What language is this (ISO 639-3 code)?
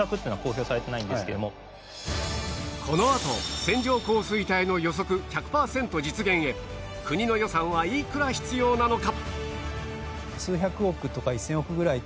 jpn